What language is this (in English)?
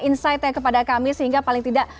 Indonesian